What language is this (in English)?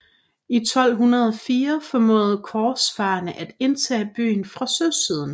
Danish